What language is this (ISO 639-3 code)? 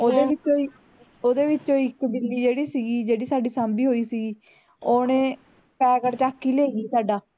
pan